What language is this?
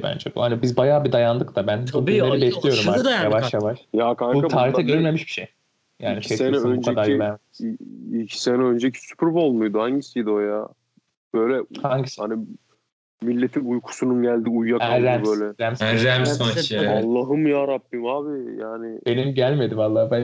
Turkish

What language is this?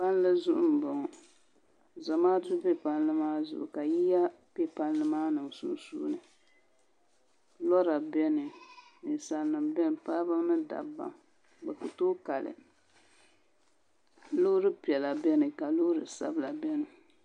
Dagbani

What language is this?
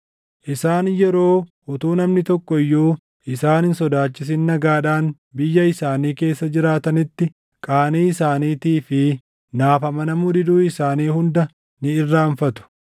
Oromo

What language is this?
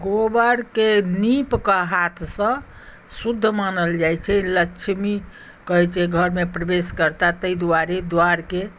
Maithili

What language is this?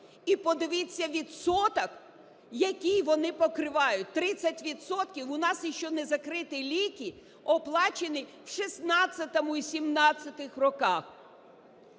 Ukrainian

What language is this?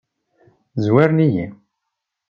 Kabyle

